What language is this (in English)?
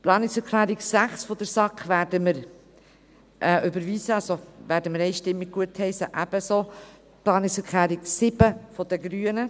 Swiss German